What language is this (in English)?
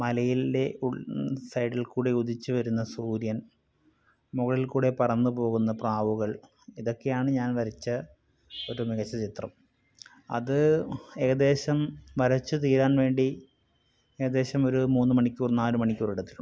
Malayalam